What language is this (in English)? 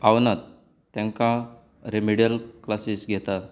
Konkani